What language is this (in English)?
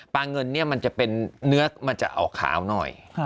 Thai